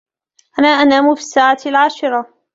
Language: Arabic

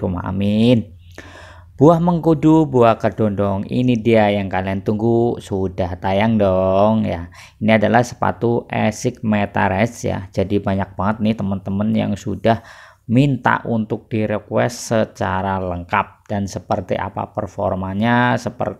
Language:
Indonesian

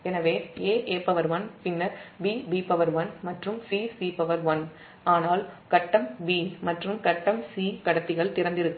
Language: Tamil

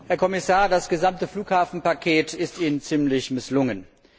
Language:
German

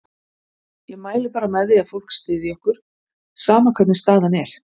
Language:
Icelandic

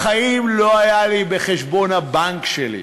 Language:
Hebrew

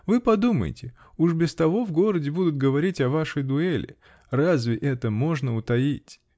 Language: Russian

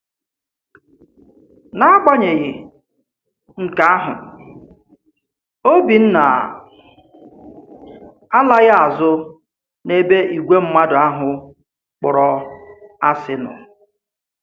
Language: Igbo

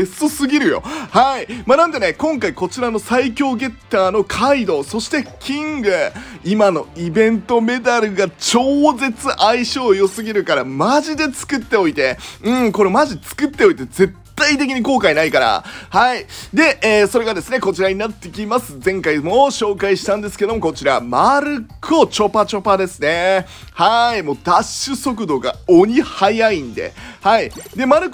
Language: Japanese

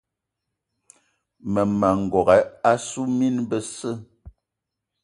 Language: Eton (Cameroon)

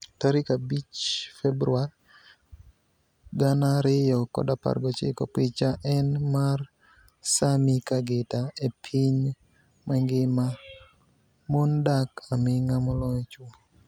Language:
Luo (Kenya and Tanzania)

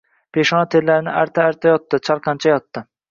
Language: Uzbek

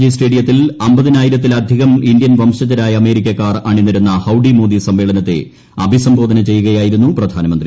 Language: Malayalam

